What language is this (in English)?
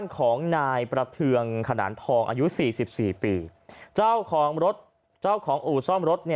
Thai